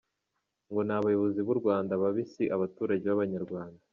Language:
Kinyarwanda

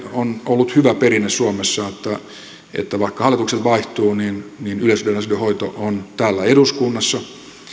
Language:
Finnish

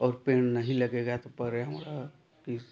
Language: Hindi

